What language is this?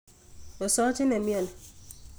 Kalenjin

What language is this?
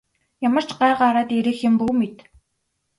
Mongolian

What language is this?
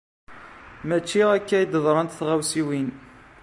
Kabyle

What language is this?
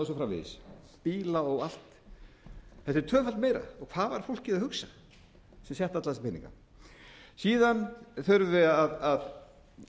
Icelandic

